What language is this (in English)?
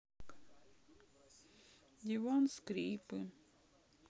Russian